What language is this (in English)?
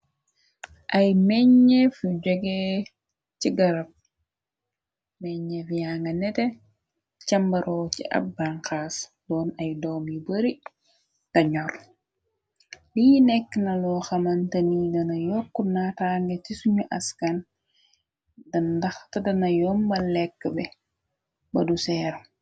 Wolof